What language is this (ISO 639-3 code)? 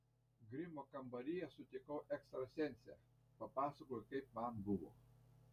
lit